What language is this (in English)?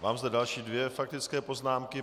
Czech